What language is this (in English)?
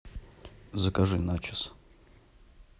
Russian